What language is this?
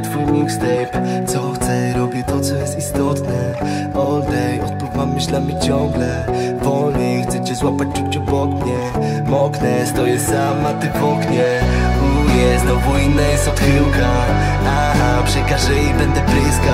Polish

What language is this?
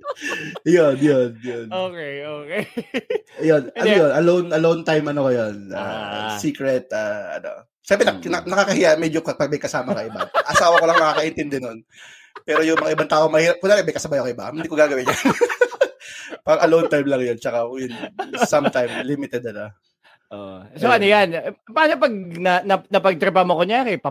Filipino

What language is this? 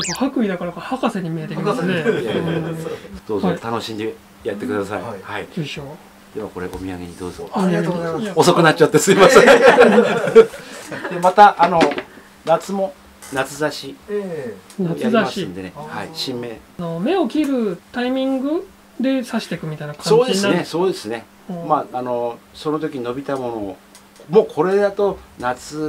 Japanese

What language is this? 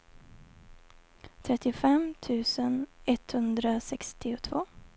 Swedish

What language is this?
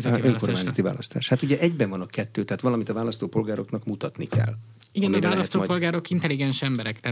Hungarian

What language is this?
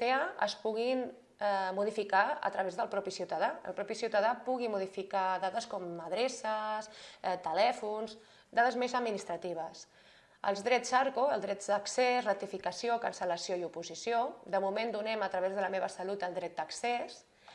Spanish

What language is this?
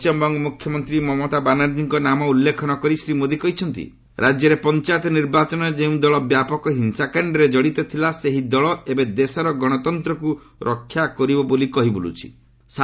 Odia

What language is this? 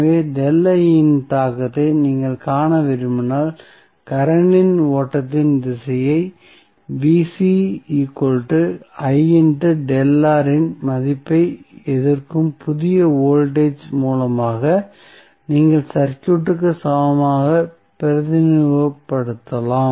Tamil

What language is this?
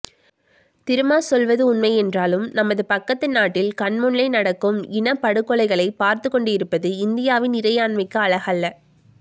Tamil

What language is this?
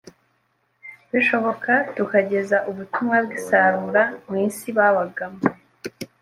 Kinyarwanda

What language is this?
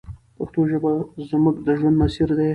Pashto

